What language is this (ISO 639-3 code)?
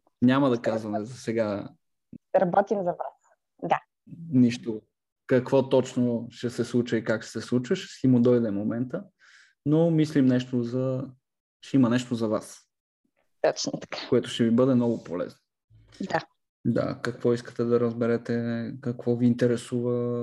bul